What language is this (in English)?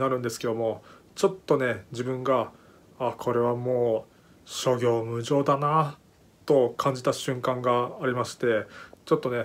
Japanese